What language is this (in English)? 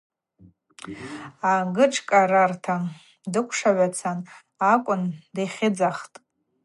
Abaza